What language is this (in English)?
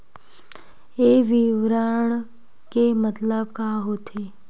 Chhattisgarhi